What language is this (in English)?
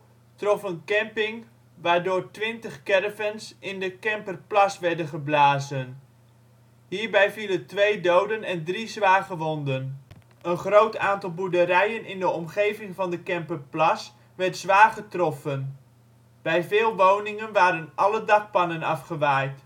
Dutch